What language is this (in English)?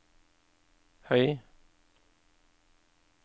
Norwegian